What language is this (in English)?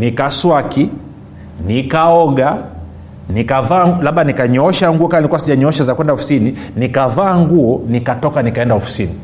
Swahili